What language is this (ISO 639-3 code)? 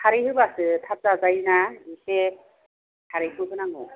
brx